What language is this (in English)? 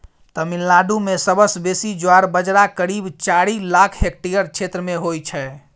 Maithili